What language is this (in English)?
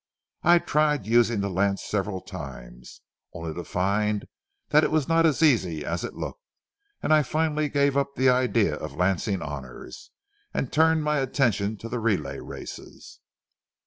English